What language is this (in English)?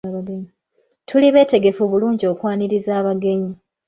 Ganda